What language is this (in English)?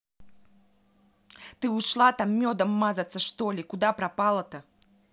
Russian